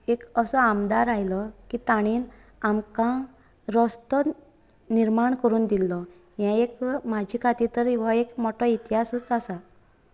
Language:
Konkani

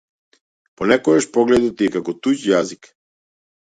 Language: Macedonian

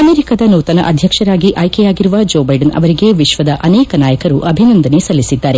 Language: Kannada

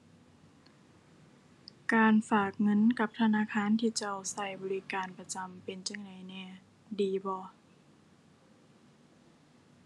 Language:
Thai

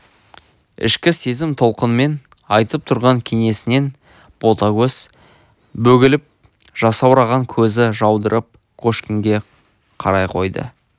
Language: Kazakh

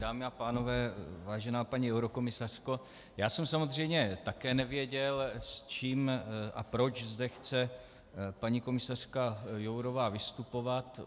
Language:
Czech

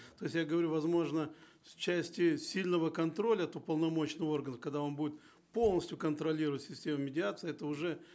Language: Kazakh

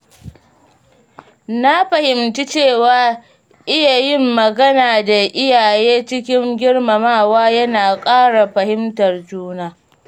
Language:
Hausa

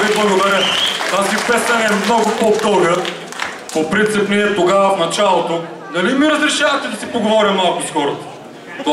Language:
Bulgarian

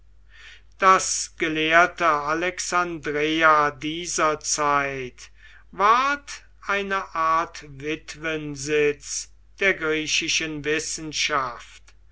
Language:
German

